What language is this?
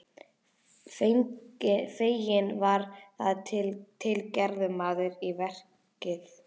Icelandic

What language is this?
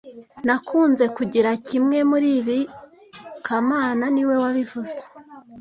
Kinyarwanda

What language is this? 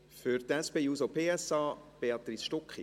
Swiss German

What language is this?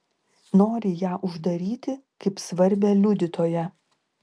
Lithuanian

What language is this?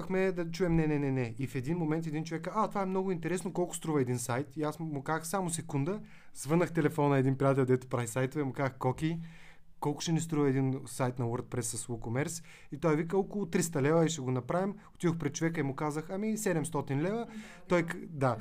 Bulgarian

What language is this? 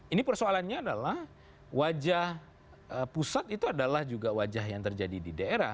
Indonesian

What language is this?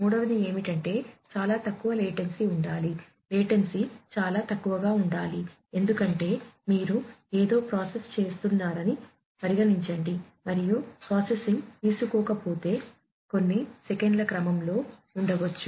Telugu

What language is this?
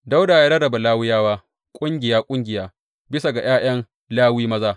Hausa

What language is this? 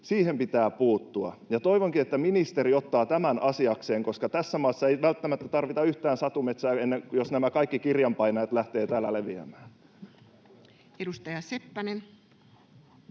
Finnish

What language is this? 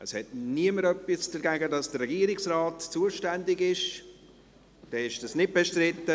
Swiss German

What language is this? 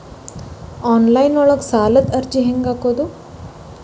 Kannada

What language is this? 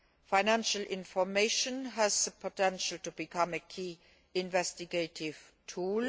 English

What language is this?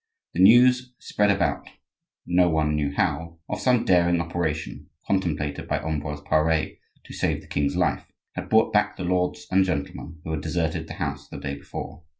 English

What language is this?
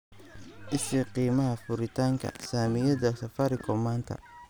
Somali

